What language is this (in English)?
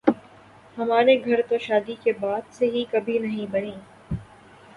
Urdu